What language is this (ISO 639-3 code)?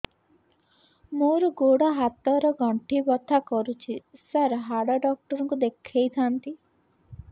ori